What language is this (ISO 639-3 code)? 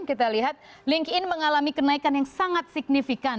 ind